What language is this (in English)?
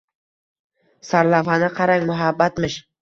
Uzbek